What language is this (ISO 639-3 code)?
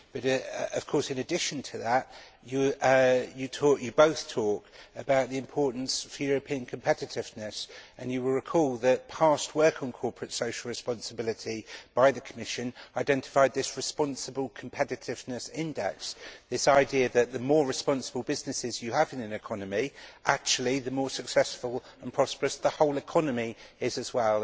eng